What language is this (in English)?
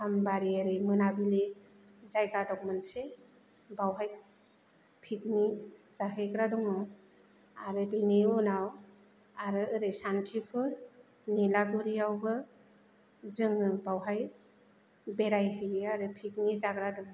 Bodo